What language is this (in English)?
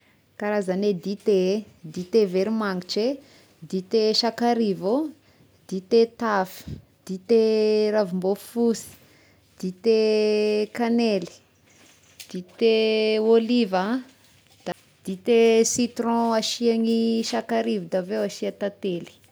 Tesaka Malagasy